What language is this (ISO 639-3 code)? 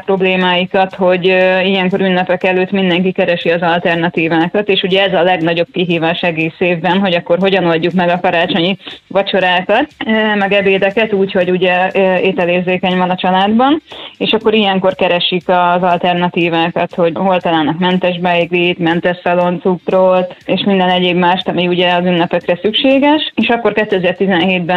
hun